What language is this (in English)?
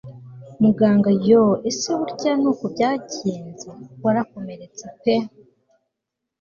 Kinyarwanda